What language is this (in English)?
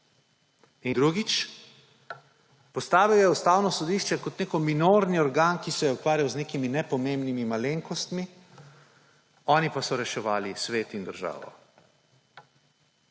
Slovenian